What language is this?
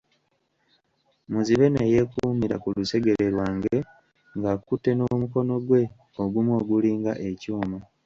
Ganda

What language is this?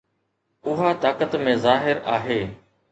Sindhi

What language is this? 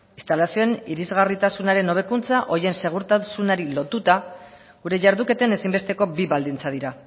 Basque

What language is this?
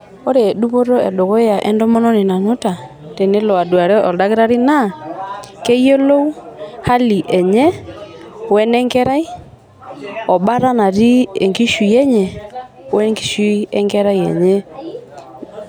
Masai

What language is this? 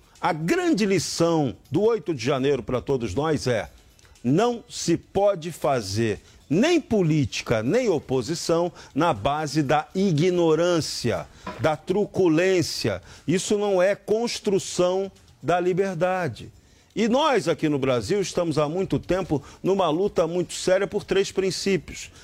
Portuguese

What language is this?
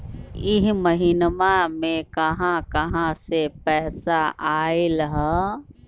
Magahi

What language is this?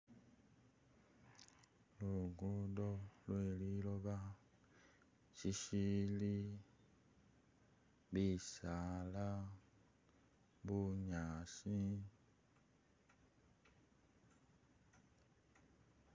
Masaaba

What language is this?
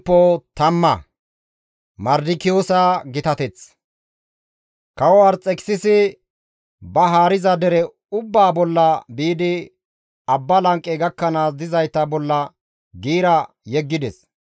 Gamo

